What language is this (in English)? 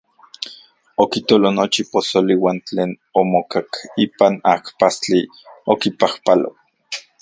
Central Puebla Nahuatl